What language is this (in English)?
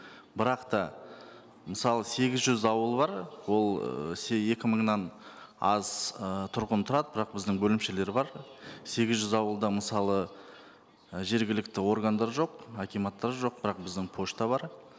Kazakh